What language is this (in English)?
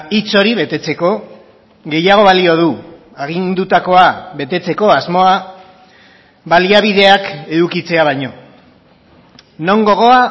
Basque